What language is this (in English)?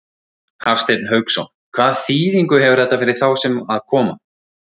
Icelandic